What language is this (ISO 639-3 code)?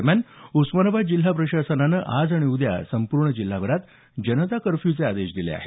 mar